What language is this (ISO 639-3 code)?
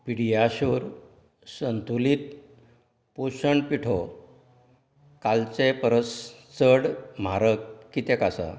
kok